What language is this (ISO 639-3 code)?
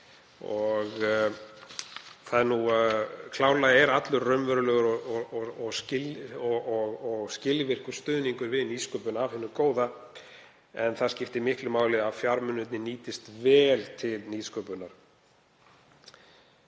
isl